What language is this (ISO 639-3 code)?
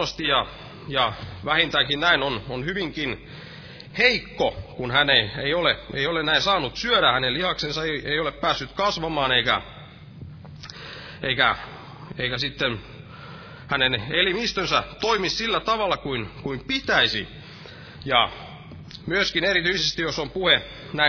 fin